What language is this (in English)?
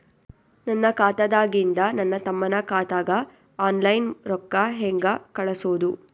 Kannada